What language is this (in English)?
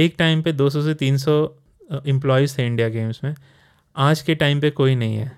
Hindi